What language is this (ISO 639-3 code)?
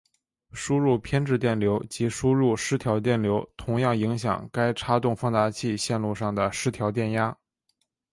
zho